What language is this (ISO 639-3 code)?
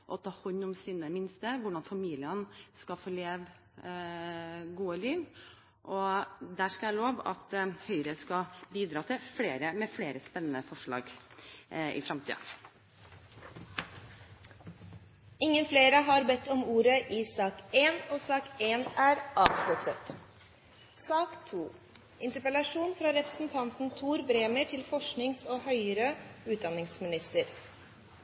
nor